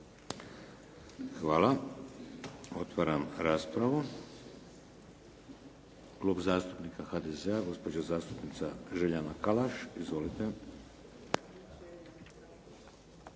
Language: Croatian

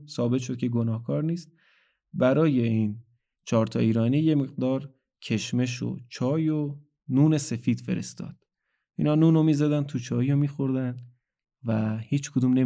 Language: Persian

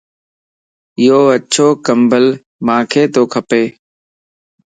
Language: Lasi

